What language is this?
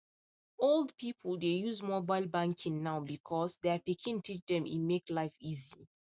Nigerian Pidgin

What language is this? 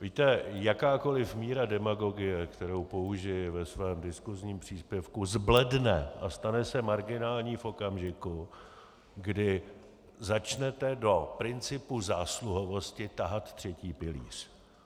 Czech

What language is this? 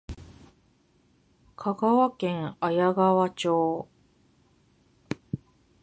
Japanese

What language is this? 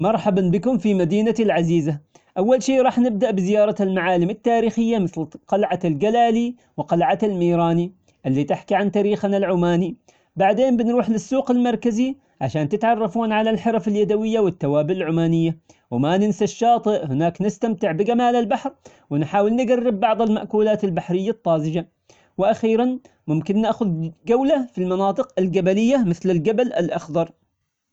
Omani Arabic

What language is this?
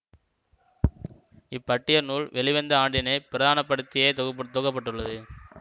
Tamil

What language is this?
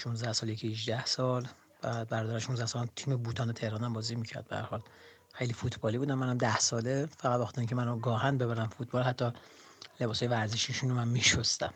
Persian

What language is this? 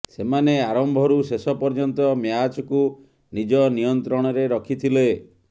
Odia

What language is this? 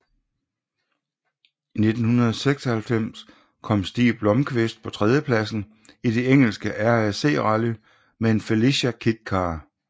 Danish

